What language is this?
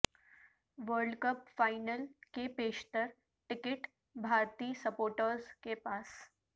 Urdu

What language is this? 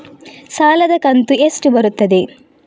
Kannada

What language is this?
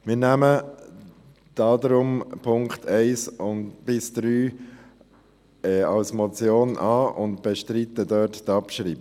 Swiss German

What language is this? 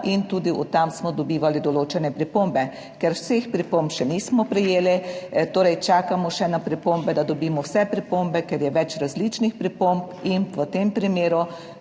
Slovenian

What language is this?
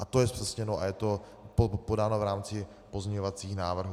Czech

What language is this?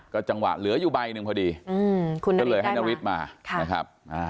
Thai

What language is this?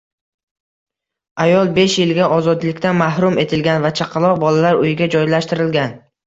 Uzbek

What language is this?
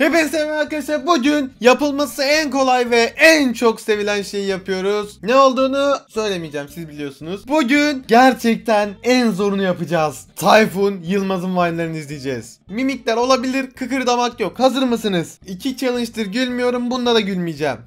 Turkish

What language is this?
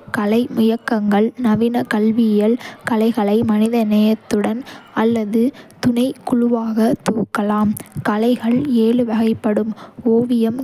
Kota (India)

